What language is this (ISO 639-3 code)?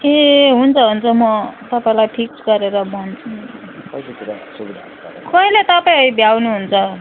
nep